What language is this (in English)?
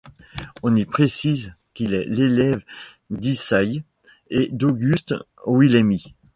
French